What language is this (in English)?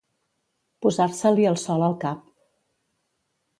Catalan